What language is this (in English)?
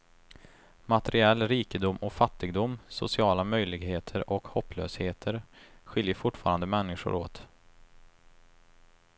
Swedish